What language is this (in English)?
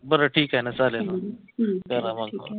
Marathi